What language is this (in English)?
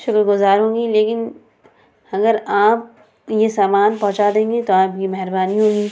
Urdu